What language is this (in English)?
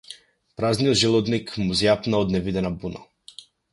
Macedonian